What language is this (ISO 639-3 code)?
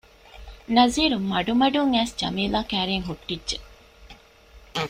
div